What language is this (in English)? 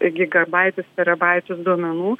Lithuanian